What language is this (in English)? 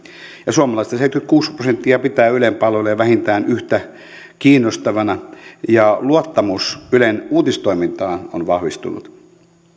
Finnish